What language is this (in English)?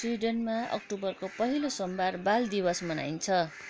Nepali